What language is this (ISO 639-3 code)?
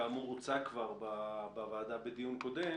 heb